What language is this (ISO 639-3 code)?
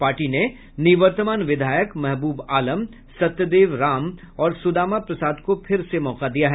hin